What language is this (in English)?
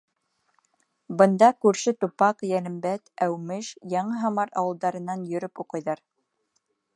Bashkir